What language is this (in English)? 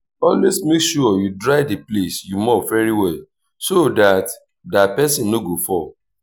Nigerian Pidgin